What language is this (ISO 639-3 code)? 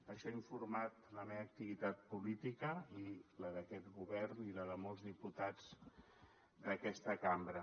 cat